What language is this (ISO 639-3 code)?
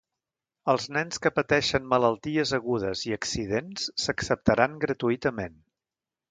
cat